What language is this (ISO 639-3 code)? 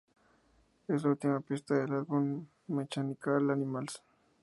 spa